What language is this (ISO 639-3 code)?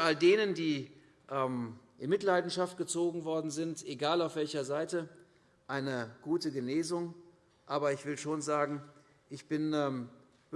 deu